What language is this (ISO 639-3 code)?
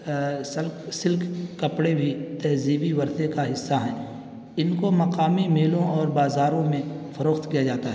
urd